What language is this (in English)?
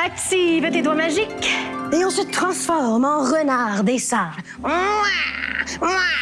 French